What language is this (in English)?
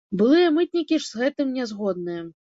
Belarusian